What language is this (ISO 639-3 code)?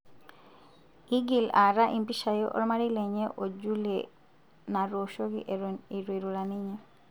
mas